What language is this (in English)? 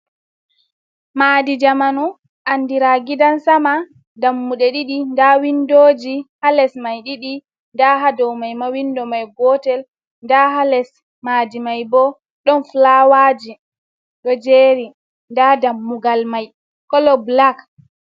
Fula